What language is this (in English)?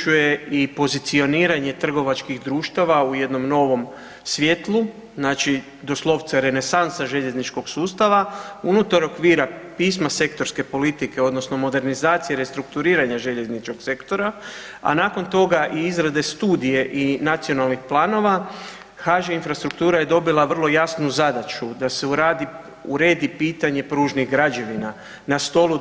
Croatian